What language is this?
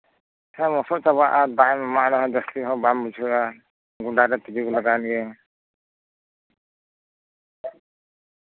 Santali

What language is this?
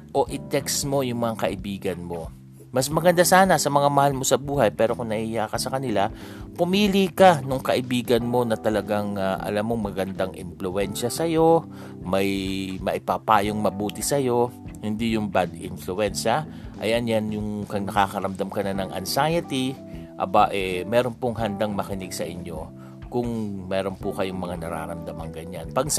Filipino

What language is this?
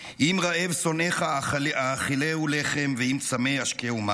Hebrew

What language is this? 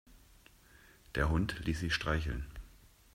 German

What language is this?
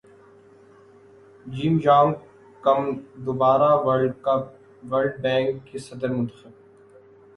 Urdu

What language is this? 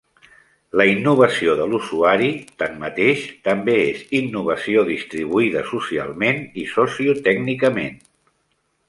Catalan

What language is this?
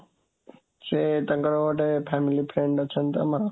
Odia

